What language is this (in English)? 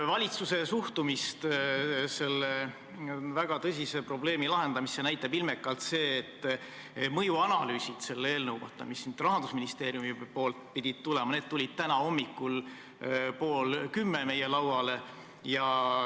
Estonian